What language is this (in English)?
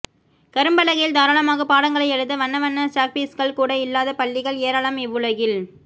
Tamil